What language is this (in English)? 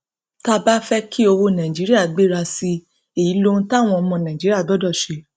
Yoruba